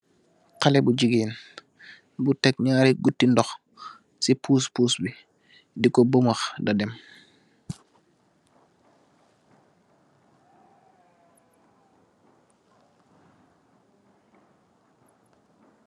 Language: Wolof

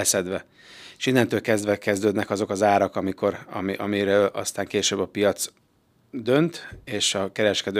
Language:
Hungarian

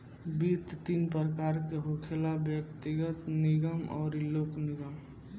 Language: Bhojpuri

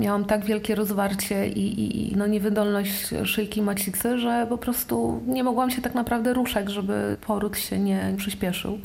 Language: Polish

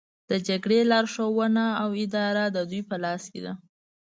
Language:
Pashto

